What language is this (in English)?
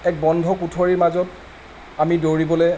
Assamese